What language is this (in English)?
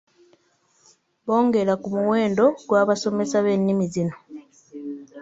Ganda